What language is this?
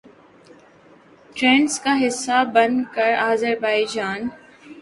Urdu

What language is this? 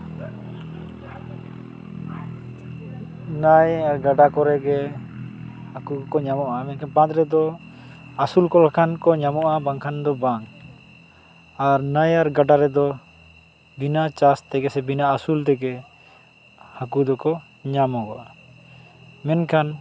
Santali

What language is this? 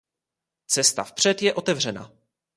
Czech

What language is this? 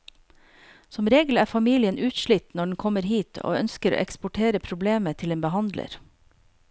Norwegian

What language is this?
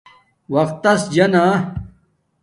Domaaki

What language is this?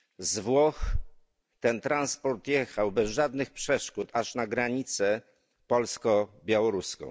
Polish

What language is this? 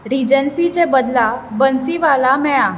Konkani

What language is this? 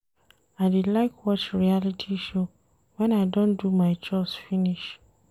Nigerian Pidgin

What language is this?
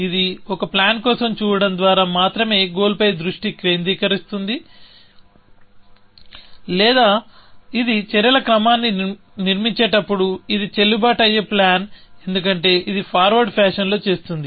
Telugu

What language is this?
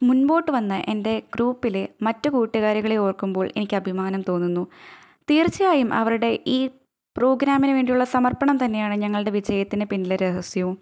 Malayalam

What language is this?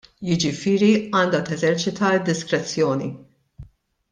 Maltese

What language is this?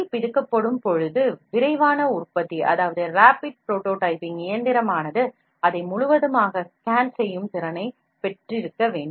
Tamil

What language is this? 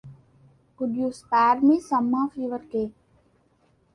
English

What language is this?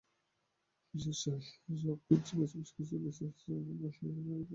Bangla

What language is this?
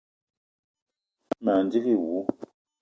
Eton (Cameroon)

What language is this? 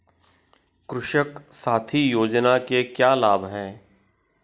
Hindi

